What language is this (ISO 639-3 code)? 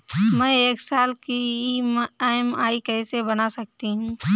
hin